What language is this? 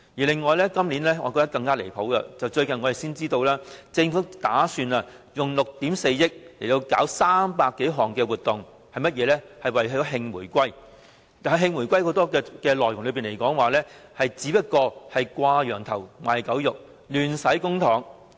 Cantonese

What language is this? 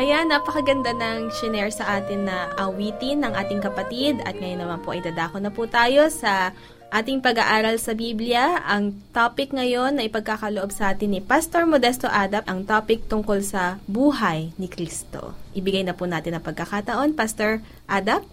Filipino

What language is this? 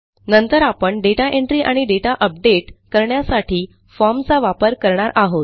Marathi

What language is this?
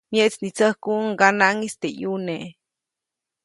Copainalá Zoque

